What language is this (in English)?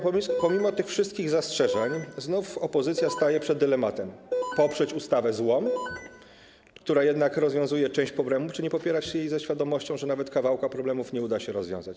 Polish